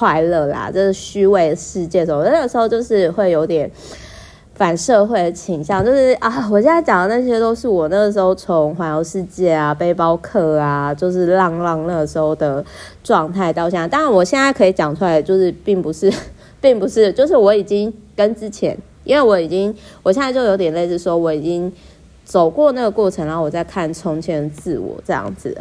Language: Chinese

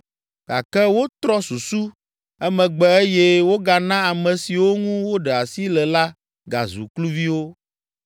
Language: Ewe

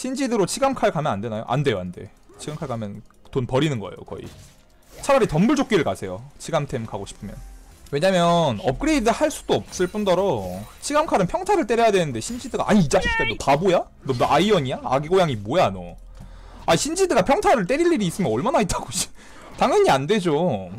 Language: Korean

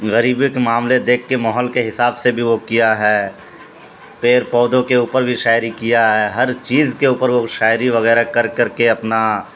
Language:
Urdu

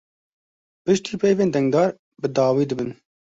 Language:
Kurdish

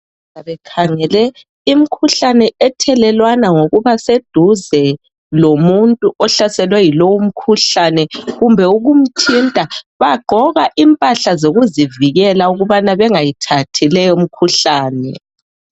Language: North Ndebele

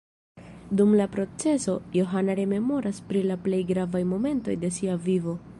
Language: Esperanto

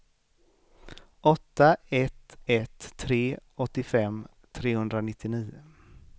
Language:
Swedish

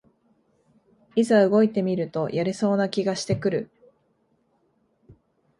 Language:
Japanese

